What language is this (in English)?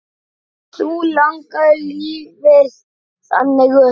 Icelandic